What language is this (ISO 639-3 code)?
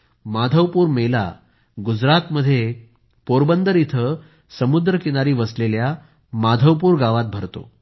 mar